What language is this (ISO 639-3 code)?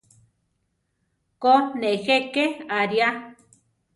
tar